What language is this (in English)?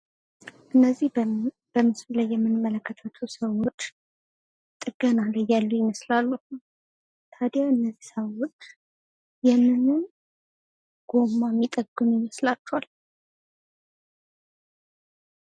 Amharic